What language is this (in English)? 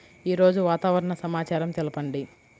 Telugu